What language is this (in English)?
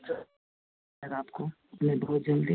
Hindi